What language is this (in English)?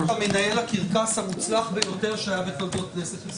Hebrew